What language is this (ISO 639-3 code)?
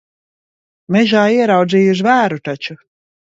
lav